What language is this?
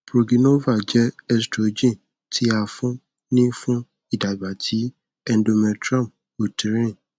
Yoruba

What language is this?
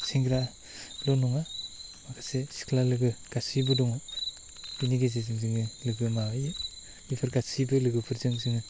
Bodo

